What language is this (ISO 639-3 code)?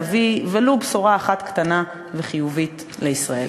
heb